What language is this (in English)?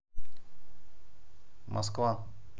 Russian